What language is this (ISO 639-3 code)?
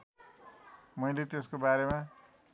nep